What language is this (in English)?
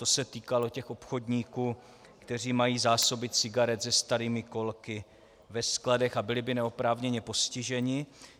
Czech